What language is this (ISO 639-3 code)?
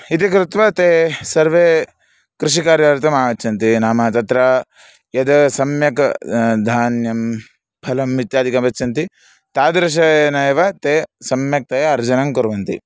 san